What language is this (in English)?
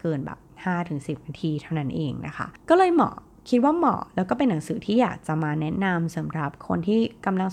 Thai